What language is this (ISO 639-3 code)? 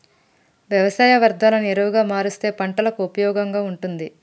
tel